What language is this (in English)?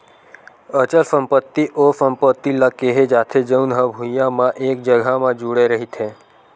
Chhattisgarhi